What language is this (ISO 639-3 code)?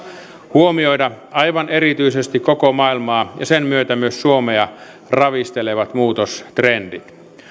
fin